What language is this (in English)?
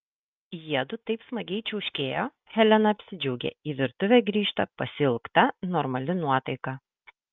Lithuanian